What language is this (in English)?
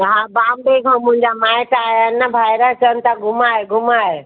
Sindhi